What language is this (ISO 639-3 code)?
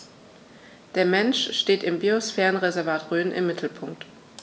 deu